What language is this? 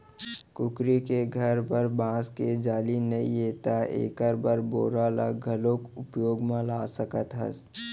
Chhattisgarhi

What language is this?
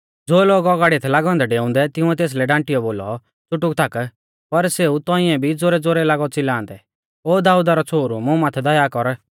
Mahasu Pahari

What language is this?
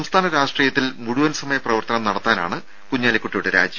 Malayalam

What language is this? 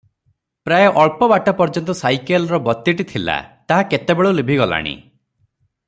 Odia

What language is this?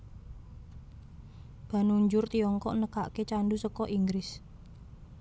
Javanese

